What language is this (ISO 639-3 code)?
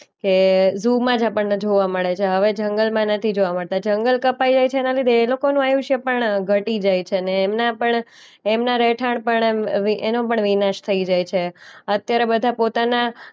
guj